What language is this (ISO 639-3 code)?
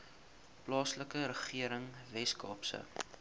afr